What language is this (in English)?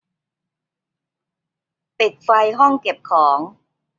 Thai